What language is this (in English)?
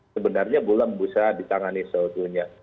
Indonesian